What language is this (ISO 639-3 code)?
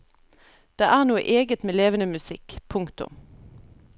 nor